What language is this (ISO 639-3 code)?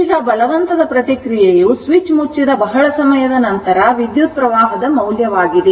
kan